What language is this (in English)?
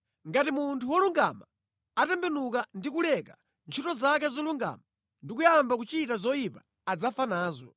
Nyanja